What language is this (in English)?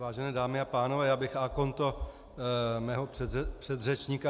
Czech